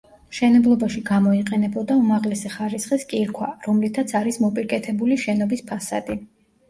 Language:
Georgian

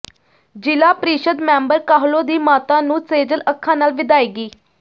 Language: Punjabi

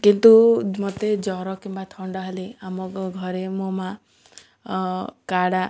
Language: Odia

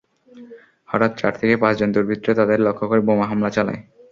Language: Bangla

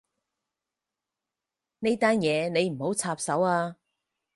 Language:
Cantonese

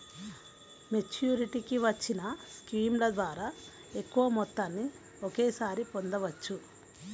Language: Telugu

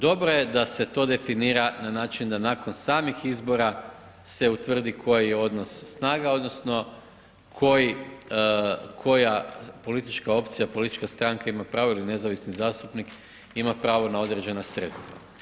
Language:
Croatian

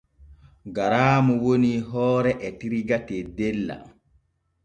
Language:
Borgu Fulfulde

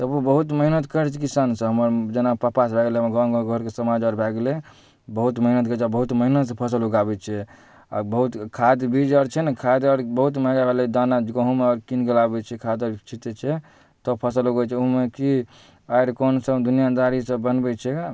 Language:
Maithili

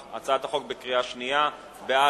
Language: Hebrew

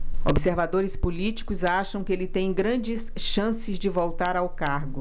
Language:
Portuguese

